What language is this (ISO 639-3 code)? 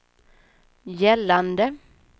swe